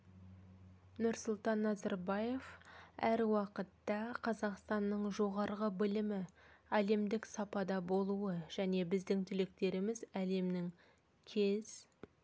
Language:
Kazakh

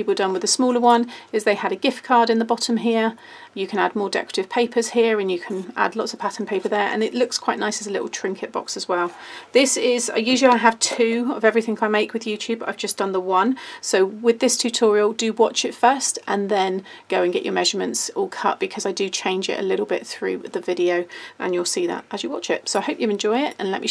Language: English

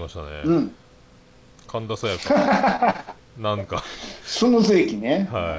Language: Japanese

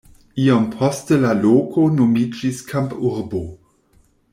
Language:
Esperanto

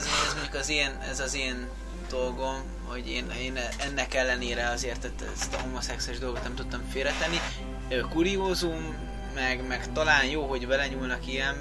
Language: Hungarian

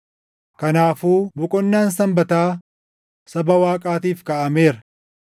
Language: Oromo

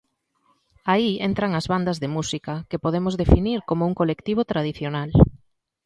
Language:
Galician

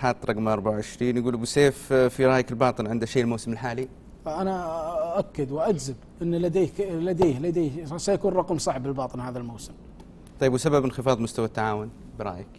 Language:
Arabic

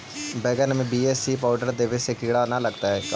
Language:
Magahi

